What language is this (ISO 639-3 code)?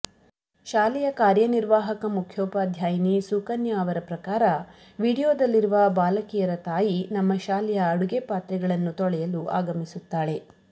kan